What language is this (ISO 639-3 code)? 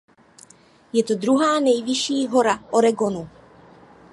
ces